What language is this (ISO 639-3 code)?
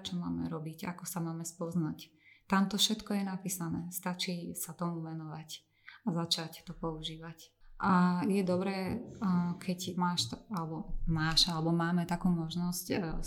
slk